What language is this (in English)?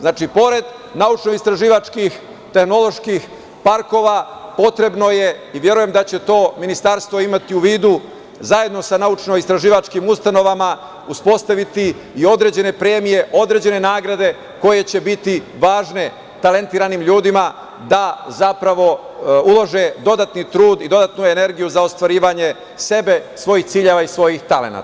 Serbian